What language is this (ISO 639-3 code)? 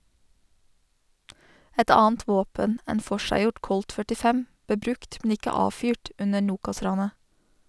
nor